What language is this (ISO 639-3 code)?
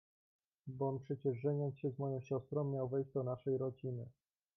pol